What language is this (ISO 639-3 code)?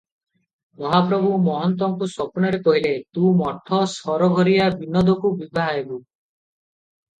ori